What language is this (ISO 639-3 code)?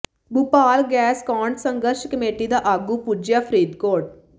pan